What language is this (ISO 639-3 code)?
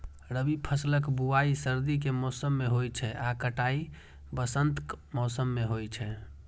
mai